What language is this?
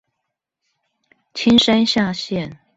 Chinese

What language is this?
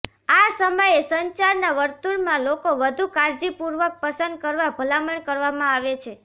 Gujarati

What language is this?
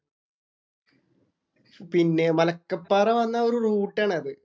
Malayalam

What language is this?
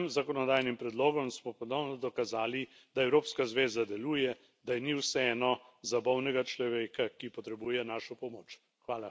Slovenian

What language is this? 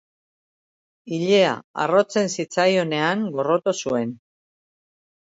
Basque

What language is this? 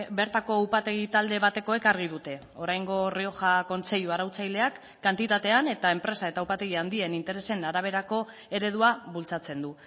Basque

